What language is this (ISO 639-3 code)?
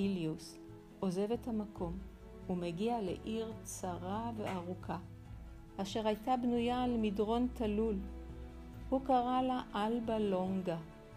heb